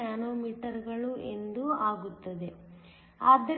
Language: Kannada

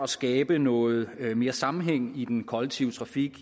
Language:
Danish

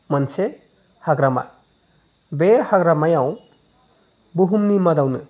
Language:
Bodo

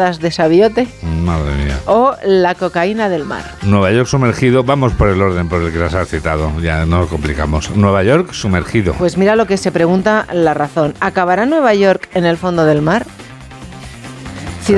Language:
Spanish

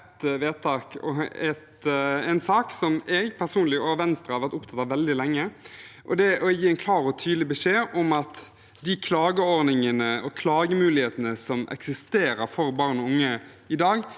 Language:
Norwegian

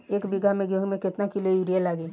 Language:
Bhojpuri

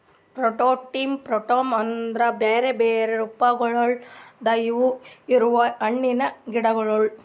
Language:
Kannada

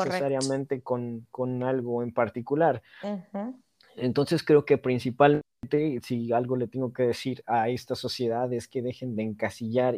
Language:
Spanish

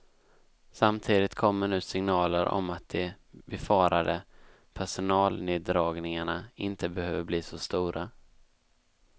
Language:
Swedish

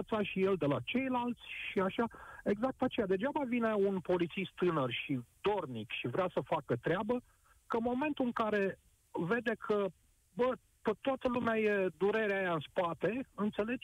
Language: Romanian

